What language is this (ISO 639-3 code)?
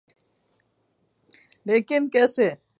urd